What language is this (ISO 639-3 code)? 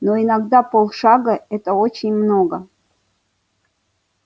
rus